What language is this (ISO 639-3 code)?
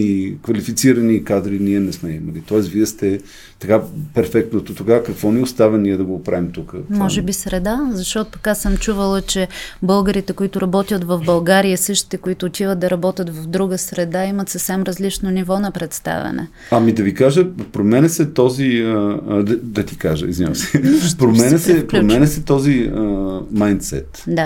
bul